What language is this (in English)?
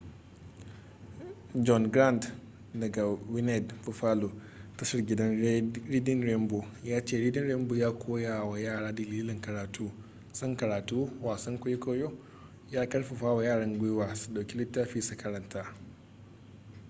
Hausa